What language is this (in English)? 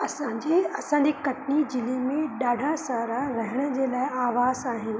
Sindhi